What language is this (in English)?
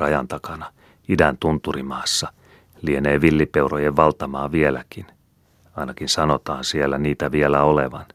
Finnish